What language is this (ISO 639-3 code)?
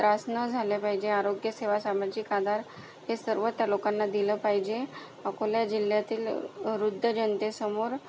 mar